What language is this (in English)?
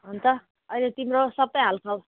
Nepali